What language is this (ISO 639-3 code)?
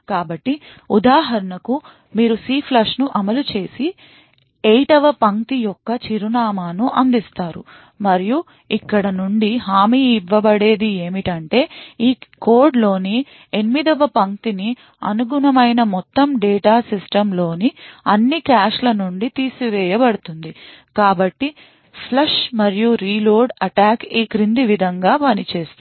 tel